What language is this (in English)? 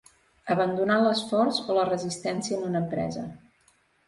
Catalan